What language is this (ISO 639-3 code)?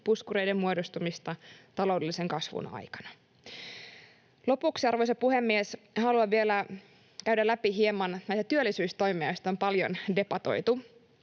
fin